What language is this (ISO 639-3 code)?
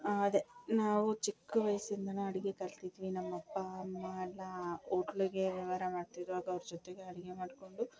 kan